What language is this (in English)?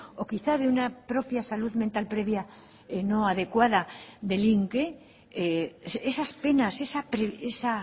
Spanish